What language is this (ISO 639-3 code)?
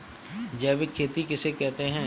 hin